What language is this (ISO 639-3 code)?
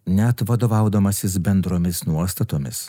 lit